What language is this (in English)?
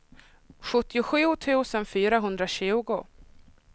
Swedish